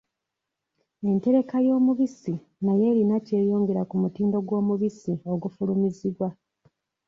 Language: Ganda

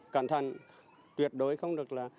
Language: Vietnamese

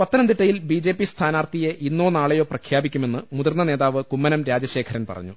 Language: Malayalam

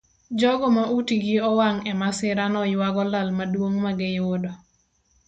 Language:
Luo (Kenya and Tanzania)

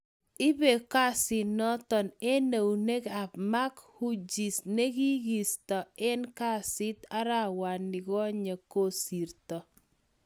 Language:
Kalenjin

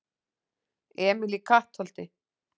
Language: Icelandic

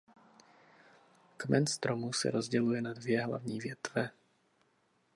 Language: Czech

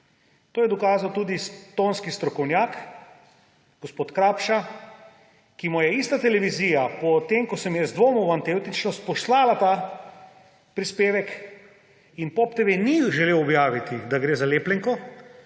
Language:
Slovenian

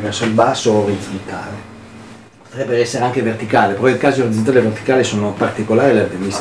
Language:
Italian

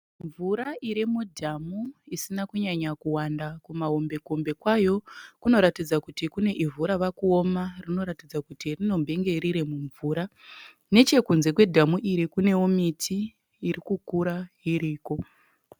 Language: Shona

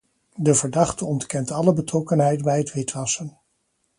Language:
Dutch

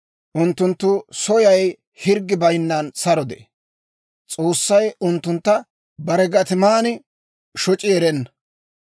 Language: Dawro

